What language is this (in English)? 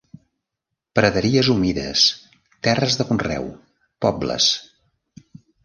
Catalan